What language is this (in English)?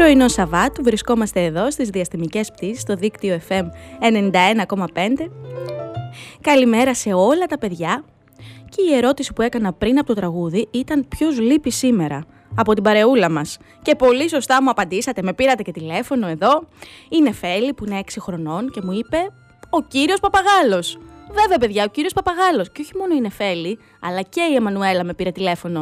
Greek